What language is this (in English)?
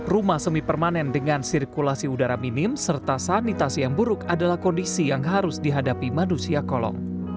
Indonesian